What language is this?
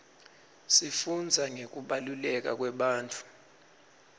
Swati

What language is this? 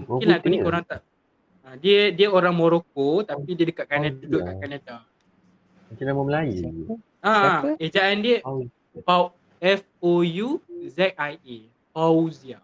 Malay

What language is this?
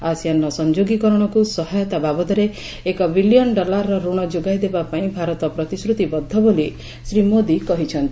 Odia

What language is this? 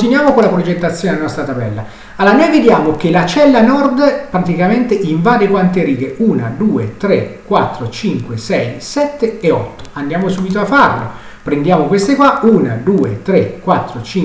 Italian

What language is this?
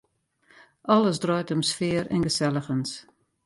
Western Frisian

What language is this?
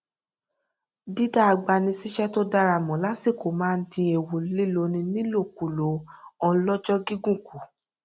Yoruba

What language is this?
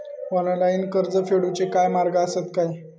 Marathi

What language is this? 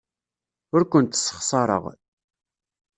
Kabyle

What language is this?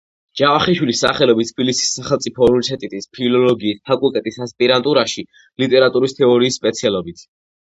Georgian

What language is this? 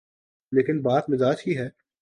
Urdu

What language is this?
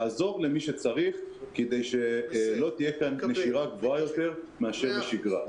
Hebrew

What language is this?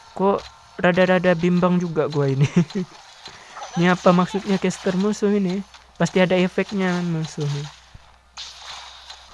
Indonesian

